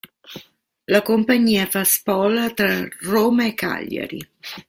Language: Italian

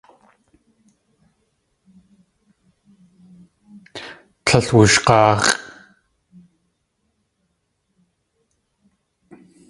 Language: Tlingit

